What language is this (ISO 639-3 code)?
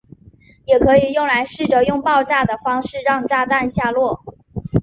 zho